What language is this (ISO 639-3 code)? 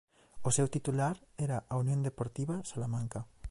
glg